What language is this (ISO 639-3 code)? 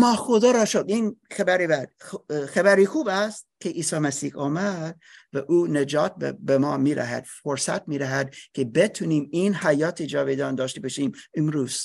fas